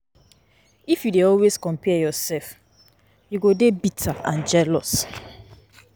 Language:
Nigerian Pidgin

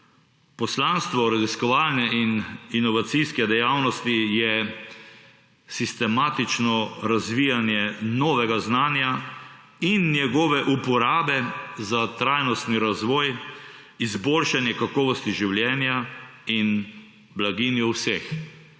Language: Slovenian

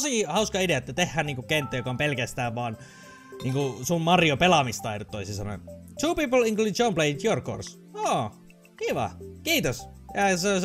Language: Finnish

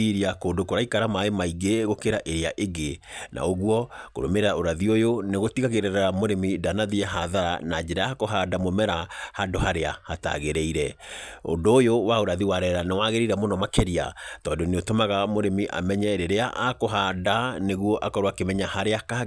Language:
Kikuyu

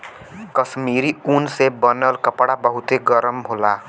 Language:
Bhojpuri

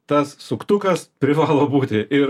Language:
Lithuanian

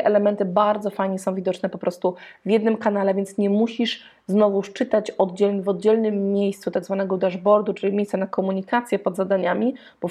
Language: Polish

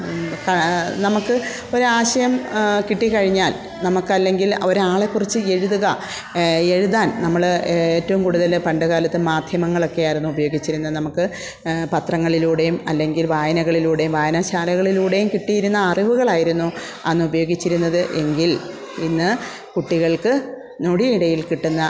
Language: Malayalam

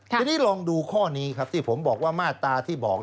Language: Thai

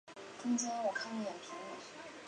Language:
Chinese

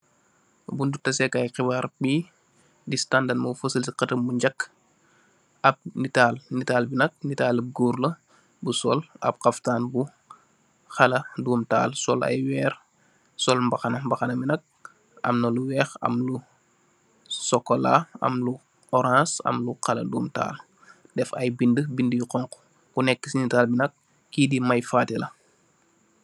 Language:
Wolof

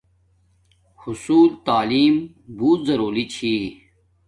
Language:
Domaaki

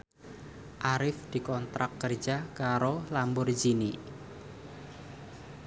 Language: Javanese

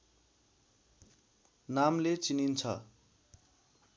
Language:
Nepali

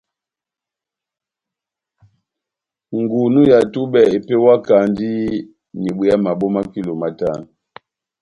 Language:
Batanga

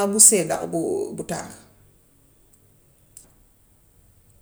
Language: Gambian Wolof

